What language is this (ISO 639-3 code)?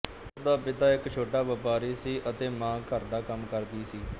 pan